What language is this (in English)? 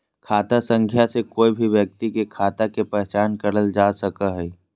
Magahi